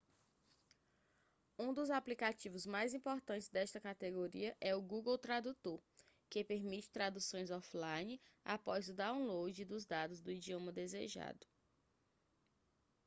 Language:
Portuguese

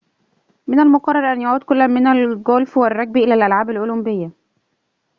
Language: Arabic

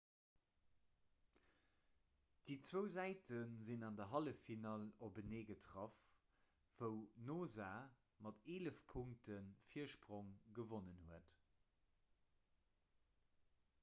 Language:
Luxembourgish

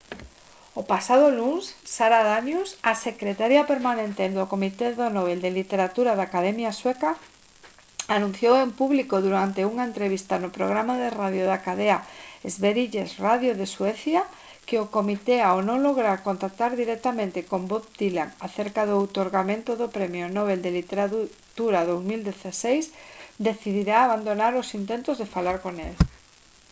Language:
Galician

